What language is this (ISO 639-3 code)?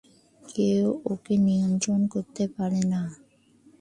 ben